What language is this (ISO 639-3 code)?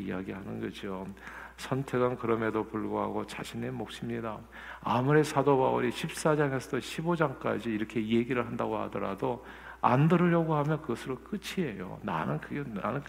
kor